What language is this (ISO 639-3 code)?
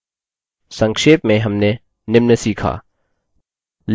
hin